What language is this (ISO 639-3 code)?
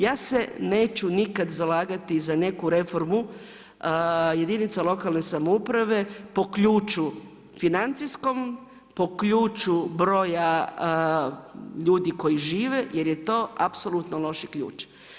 hrv